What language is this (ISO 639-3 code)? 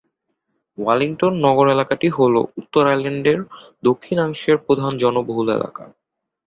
ben